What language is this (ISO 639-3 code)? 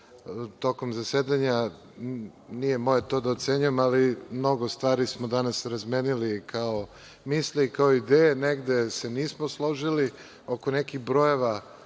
srp